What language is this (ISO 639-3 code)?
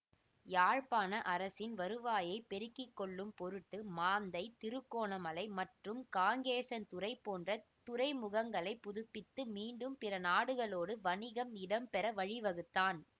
tam